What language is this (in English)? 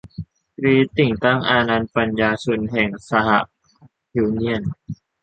Thai